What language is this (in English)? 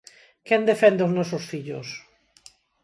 Galician